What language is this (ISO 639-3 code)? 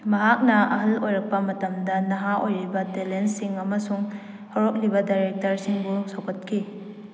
mni